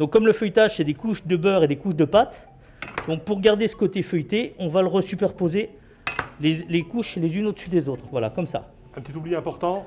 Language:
French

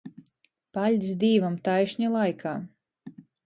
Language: Latgalian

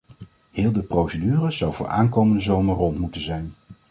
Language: Dutch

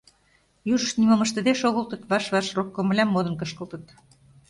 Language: Mari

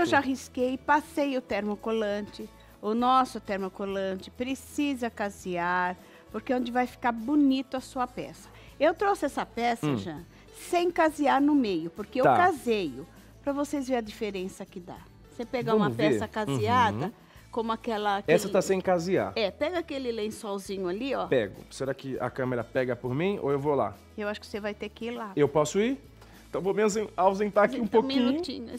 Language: Portuguese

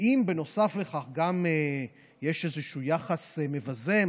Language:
Hebrew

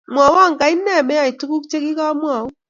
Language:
Kalenjin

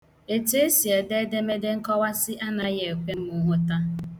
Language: Igbo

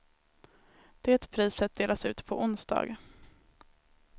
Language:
Swedish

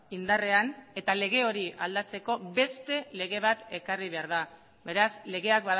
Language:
Basque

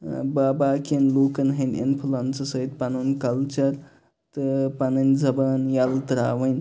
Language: Kashmiri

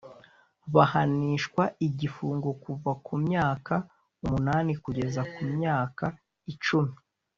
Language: Kinyarwanda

